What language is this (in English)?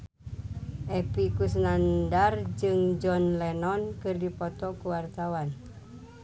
Sundanese